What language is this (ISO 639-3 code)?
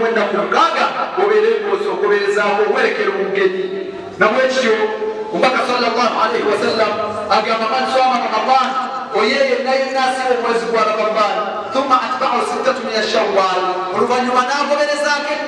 ara